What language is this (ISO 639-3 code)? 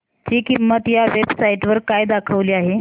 mar